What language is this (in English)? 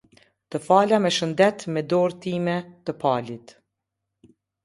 Albanian